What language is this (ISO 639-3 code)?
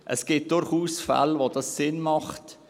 gsw